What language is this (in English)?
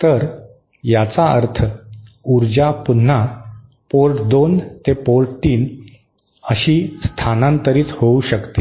Marathi